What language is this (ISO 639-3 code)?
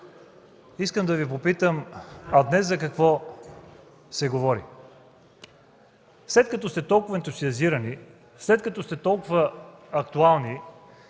bul